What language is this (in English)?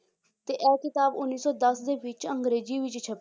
Punjabi